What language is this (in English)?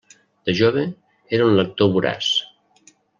Catalan